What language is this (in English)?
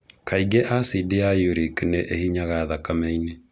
Kikuyu